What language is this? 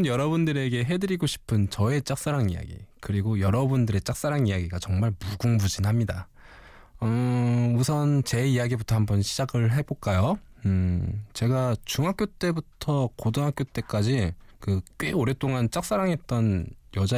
Korean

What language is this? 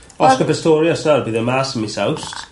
Welsh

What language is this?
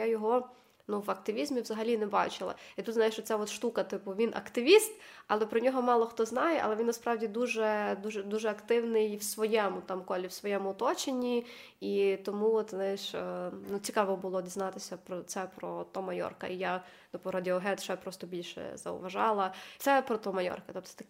Ukrainian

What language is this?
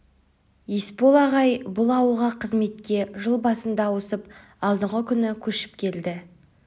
Kazakh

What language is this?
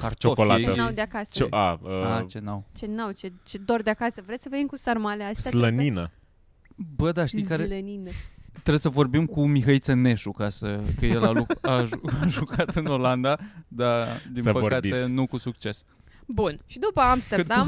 Romanian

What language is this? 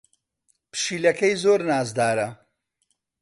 Central Kurdish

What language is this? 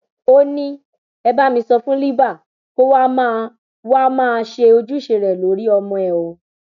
Yoruba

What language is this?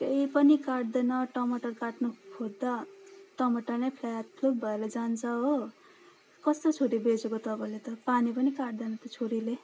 Nepali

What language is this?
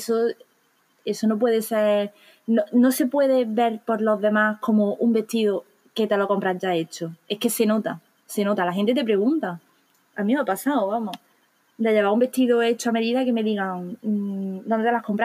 Spanish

